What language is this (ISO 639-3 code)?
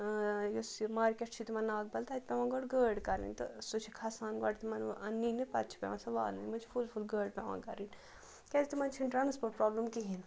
kas